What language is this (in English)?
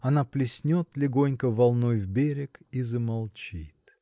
Russian